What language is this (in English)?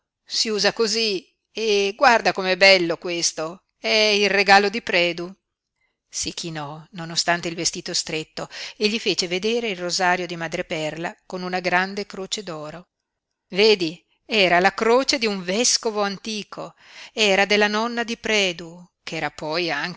Italian